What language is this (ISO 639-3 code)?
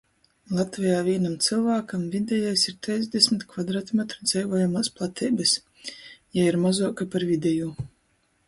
ltg